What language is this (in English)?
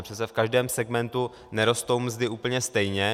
Czech